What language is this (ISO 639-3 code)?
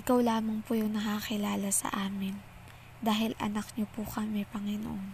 fil